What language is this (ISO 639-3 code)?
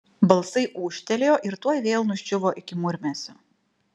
lit